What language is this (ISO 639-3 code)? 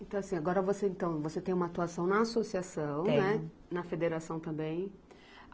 por